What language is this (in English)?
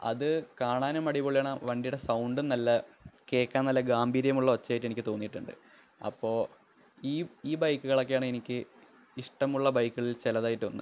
Malayalam